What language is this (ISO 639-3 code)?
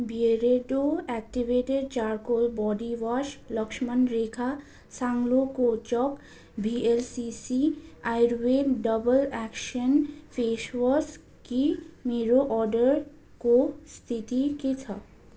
nep